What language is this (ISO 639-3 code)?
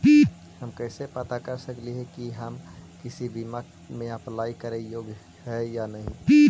mag